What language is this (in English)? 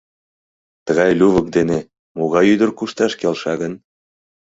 Mari